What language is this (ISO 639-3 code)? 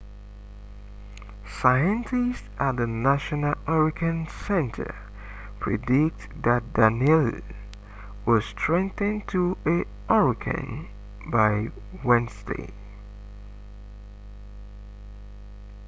eng